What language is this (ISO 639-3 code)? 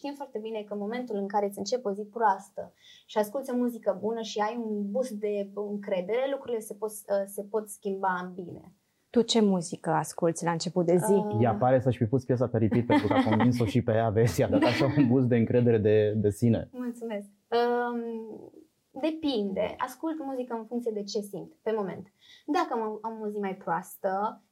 ron